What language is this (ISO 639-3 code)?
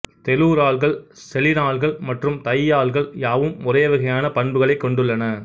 tam